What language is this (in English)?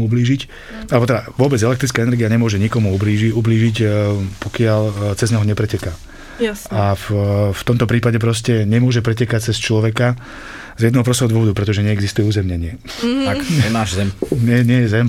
Slovak